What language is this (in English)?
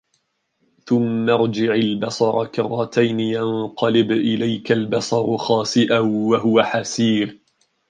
Arabic